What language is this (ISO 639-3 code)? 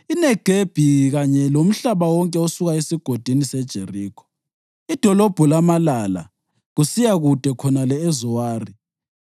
nde